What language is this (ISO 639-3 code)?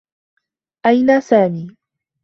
ara